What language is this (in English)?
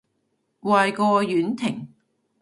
Cantonese